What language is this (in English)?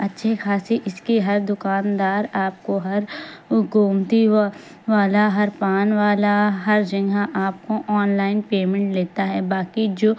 Urdu